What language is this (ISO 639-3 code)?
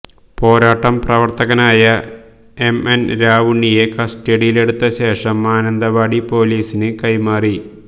mal